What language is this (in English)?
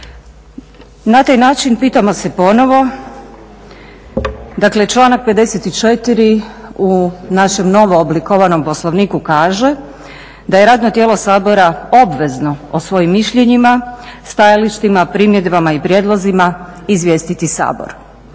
Croatian